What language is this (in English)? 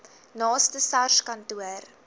Afrikaans